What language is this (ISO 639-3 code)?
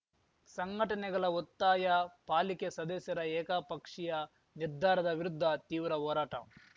kan